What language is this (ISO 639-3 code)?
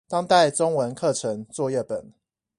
zho